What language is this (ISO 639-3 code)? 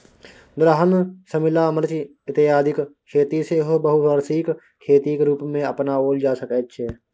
mai